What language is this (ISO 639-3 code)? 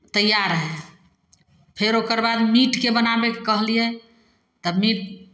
mai